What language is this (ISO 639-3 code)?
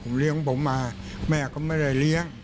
tha